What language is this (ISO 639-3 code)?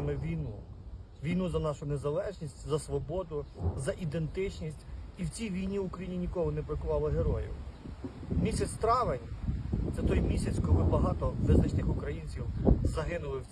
ukr